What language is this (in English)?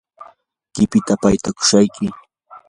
Yanahuanca Pasco Quechua